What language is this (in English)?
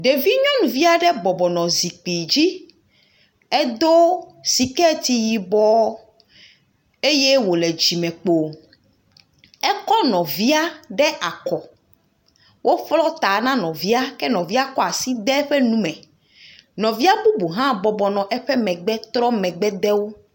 Ewe